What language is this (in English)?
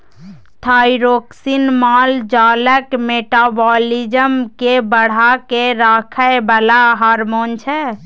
Maithili